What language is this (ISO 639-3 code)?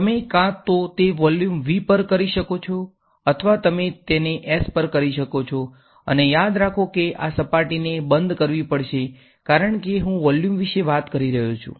guj